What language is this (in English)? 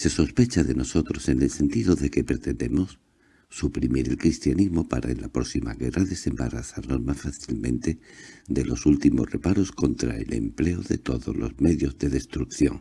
Spanish